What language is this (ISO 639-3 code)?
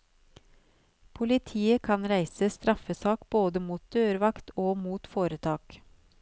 nor